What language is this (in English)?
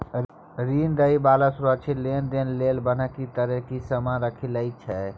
Maithili